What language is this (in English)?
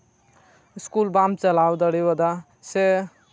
Santali